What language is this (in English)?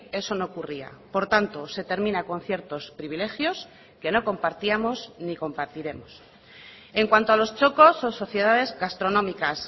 Spanish